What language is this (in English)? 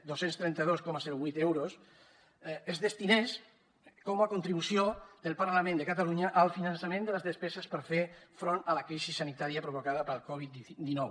Catalan